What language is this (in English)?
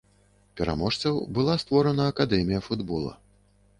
Belarusian